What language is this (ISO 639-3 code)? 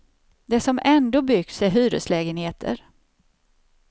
swe